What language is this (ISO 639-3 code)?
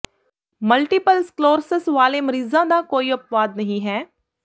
pan